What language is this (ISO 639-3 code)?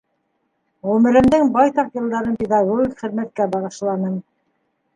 bak